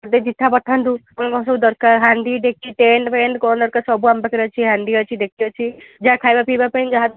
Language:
Odia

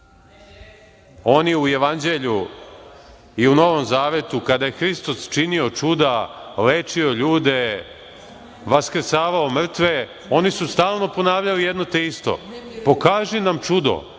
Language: Serbian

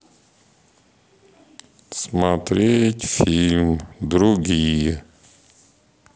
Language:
Russian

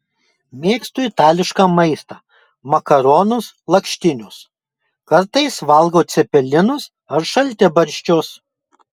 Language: Lithuanian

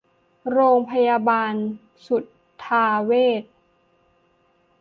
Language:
Thai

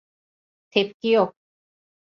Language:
Turkish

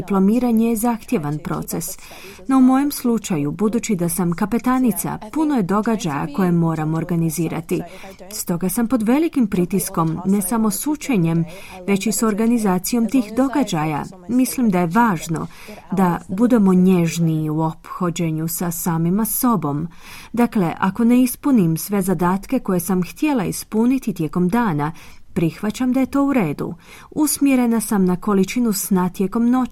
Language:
Croatian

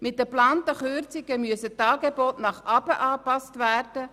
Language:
Swiss German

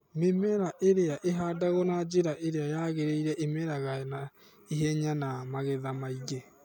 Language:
Kikuyu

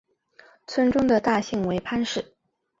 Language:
Chinese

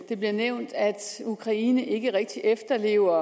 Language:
Danish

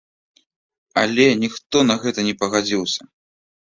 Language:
Belarusian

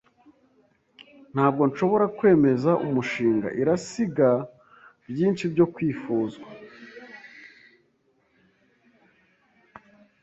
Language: Kinyarwanda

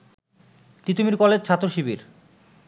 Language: Bangla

